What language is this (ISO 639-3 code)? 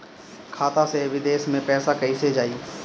bho